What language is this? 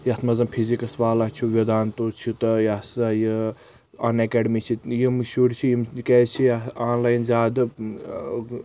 Kashmiri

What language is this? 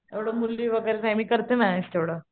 Marathi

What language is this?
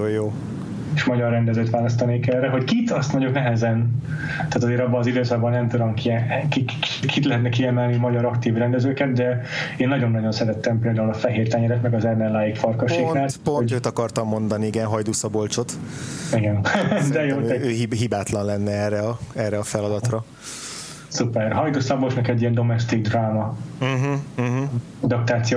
Hungarian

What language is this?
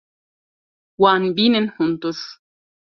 Kurdish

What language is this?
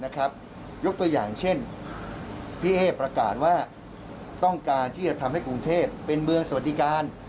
Thai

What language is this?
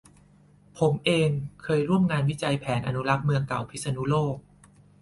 Thai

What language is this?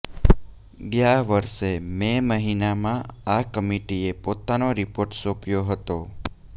Gujarati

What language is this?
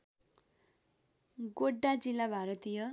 Nepali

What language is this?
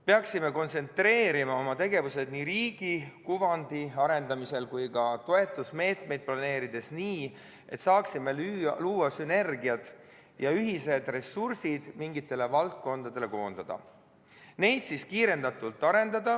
Estonian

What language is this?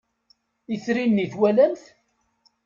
Kabyle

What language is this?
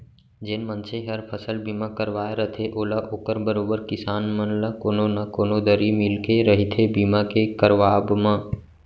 Chhattisgarhi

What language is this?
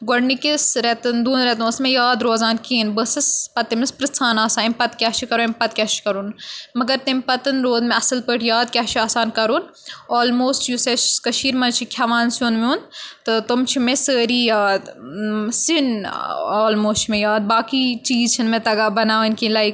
Kashmiri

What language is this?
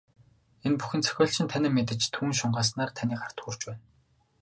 Mongolian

